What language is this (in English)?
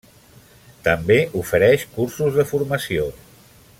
Catalan